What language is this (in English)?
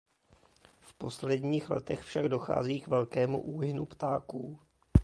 Czech